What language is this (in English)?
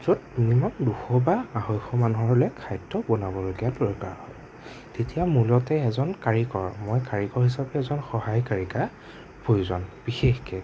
Assamese